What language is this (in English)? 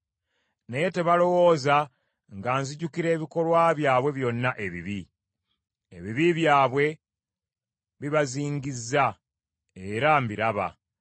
Ganda